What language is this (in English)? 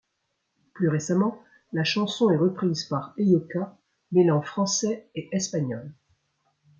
French